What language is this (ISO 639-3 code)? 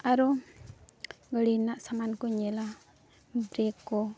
sat